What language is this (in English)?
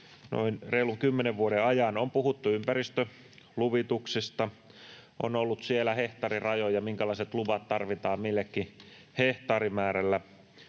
Finnish